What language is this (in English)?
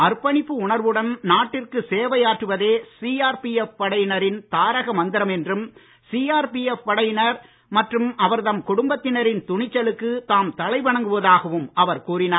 Tamil